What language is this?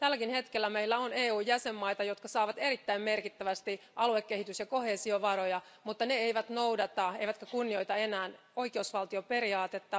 Finnish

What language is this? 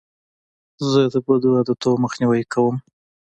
Pashto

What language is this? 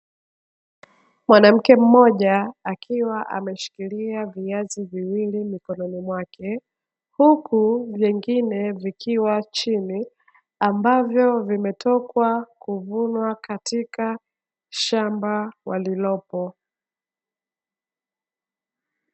Swahili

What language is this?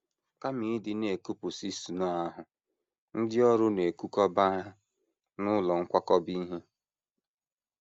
Igbo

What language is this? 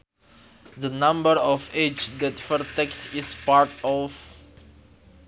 Sundanese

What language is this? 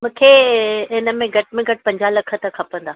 Sindhi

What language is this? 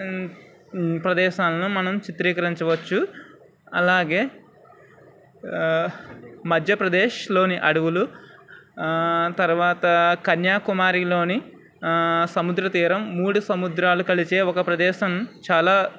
Telugu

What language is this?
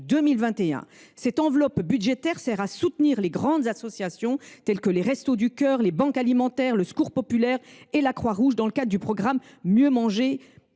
French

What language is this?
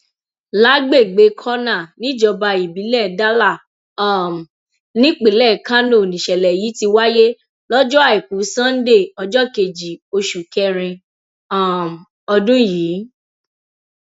Yoruba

